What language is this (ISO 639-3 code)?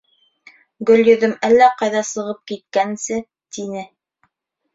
bak